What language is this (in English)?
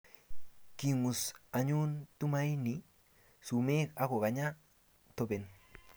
Kalenjin